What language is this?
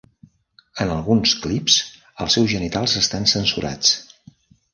Catalan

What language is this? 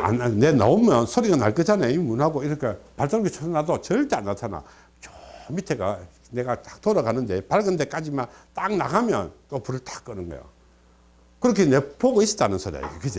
Korean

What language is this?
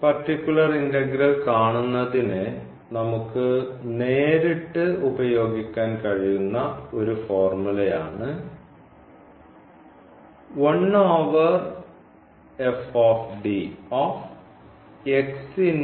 Malayalam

